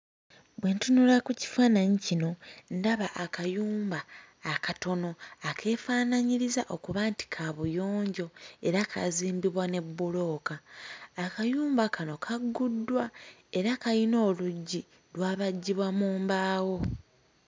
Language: Ganda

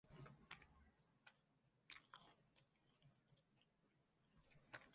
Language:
Chinese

